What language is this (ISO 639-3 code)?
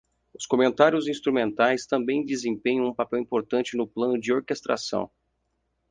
por